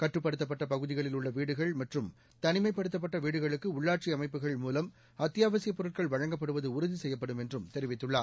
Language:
Tamil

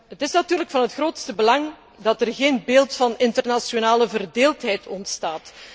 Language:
Dutch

